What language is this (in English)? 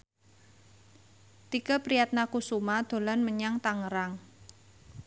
Javanese